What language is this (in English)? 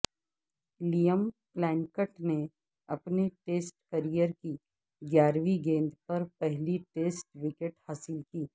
Urdu